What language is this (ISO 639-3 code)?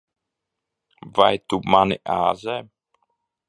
lav